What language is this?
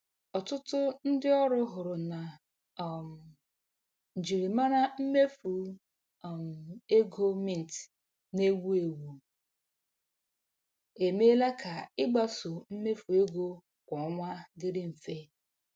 Igbo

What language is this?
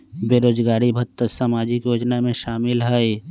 Magahi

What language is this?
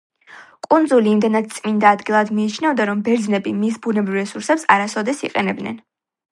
Georgian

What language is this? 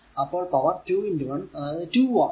Malayalam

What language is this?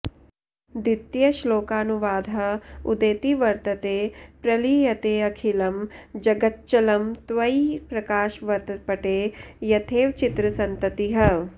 Sanskrit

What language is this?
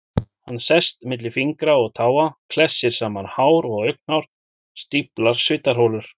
Icelandic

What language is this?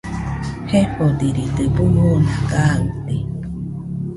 Nüpode Huitoto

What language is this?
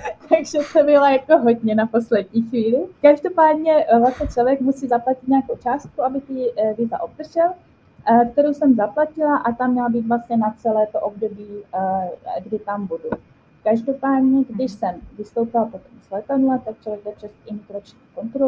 Czech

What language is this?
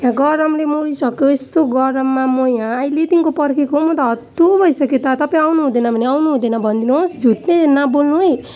Nepali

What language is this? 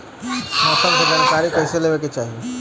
Bhojpuri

